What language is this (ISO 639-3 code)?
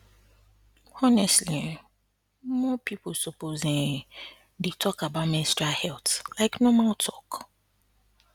pcm